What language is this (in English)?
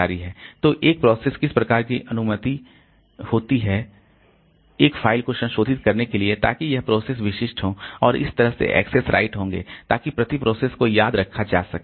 Hindi